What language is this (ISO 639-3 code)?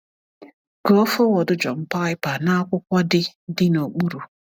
ibo